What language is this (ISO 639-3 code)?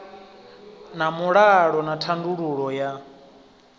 ven